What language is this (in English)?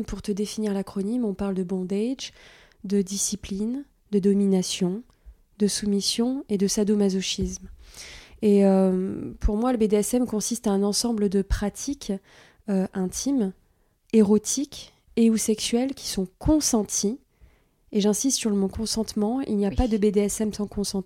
French